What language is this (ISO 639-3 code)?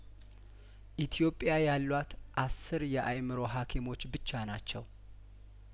amh